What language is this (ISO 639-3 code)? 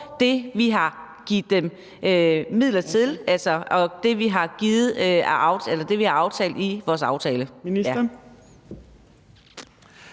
dan